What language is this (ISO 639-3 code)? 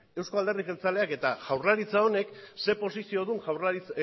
eus